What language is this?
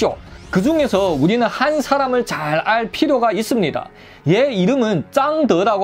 Korean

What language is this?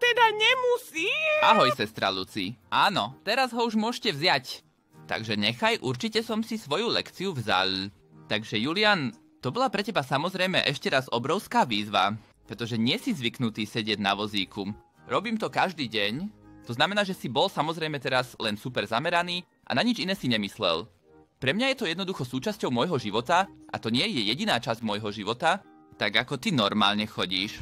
Slovak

